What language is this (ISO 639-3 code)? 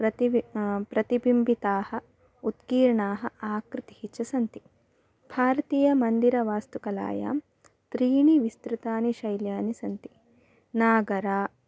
san